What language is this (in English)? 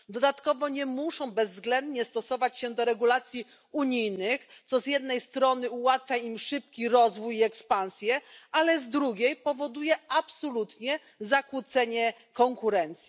Polish